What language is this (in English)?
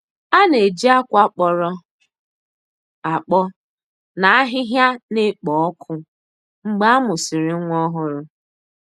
Igbo